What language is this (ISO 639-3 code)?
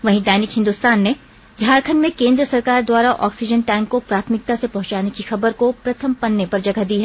hin